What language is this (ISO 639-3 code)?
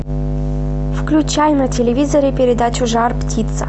rus